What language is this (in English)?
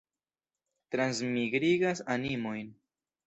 Esperanto